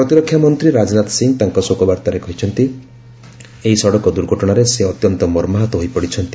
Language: Odia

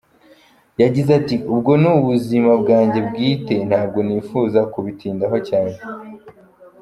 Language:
Kinyarwanda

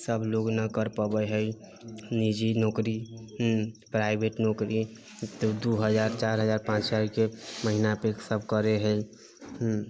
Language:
Maithili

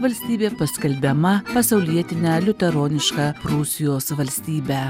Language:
Lithuanian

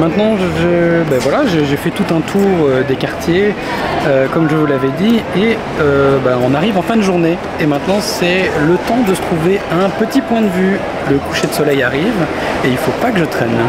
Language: French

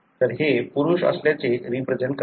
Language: Marathi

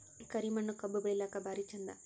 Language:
Kannada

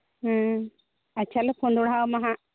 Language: Santali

